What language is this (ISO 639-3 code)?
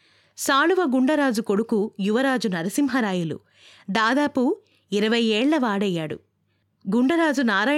tel